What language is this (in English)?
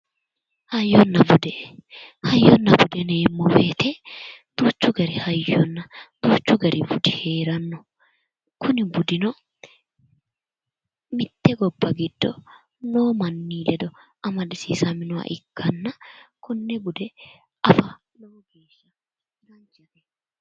Sidamo